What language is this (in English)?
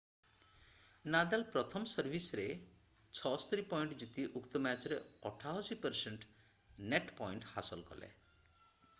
Odia